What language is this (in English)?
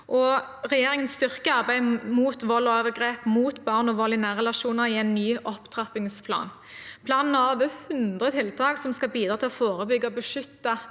Norwegian